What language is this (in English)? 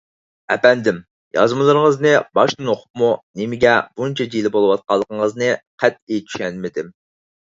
Uyghur